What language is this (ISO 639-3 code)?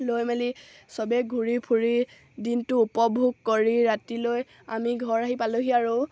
asm